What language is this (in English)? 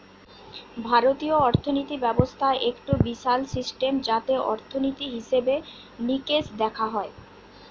Bangla